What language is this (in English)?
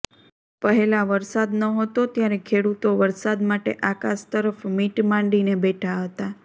Gujarati